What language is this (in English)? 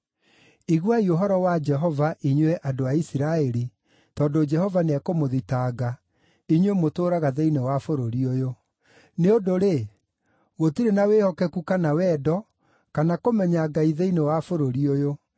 Kikuyu